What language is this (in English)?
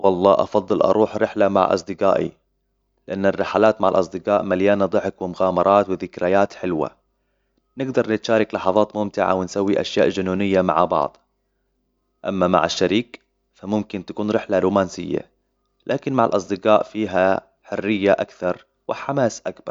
Hijazi Arabic